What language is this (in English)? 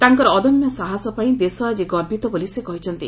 Odia